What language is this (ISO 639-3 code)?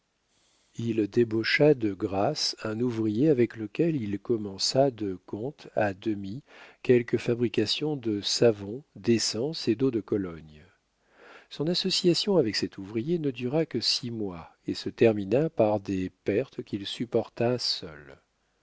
fra